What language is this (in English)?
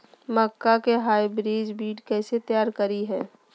Magahi